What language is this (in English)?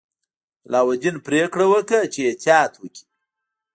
Pashto